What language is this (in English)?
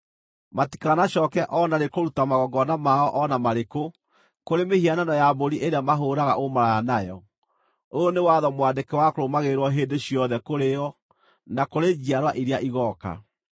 Kikuyu